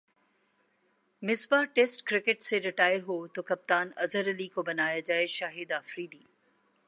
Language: Urdu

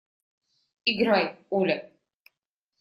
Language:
Russian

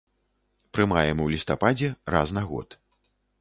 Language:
Belarusian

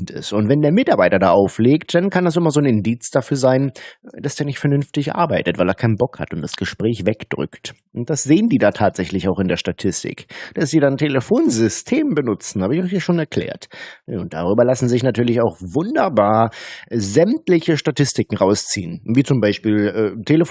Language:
German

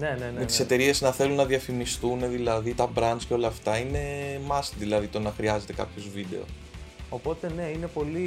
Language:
Greek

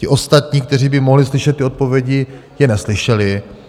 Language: Czech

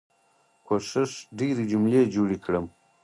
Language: Pashto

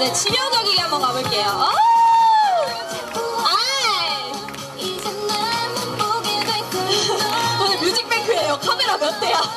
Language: Korean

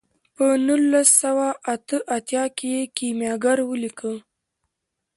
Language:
Pashto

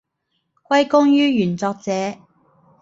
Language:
Cantonese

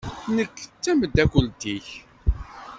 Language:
Kabyle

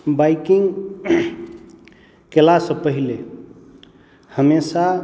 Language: Maithili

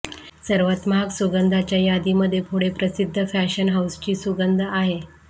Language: Marathi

